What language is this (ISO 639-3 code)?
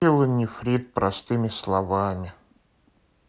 rus